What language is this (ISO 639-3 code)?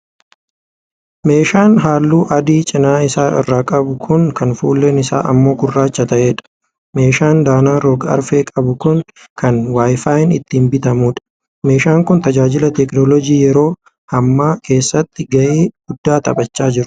orm